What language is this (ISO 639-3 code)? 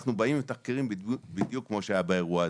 heb